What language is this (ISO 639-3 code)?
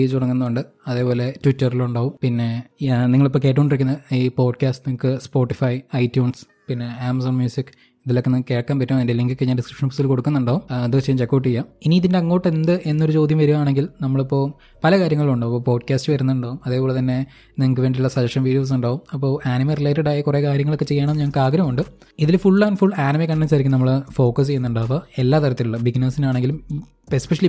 mal